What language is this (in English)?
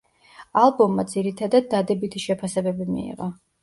Georgian